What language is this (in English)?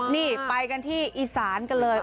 Thai